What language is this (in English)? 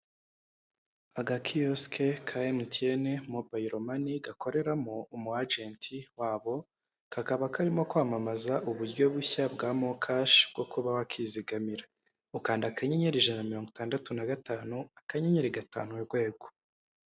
Kinyarwanda